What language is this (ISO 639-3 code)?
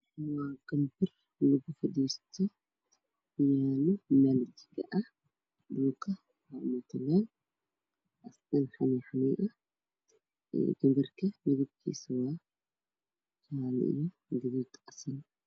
som